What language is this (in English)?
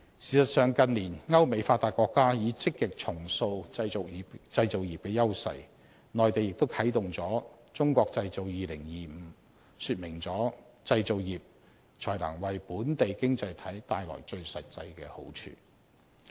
Cantonese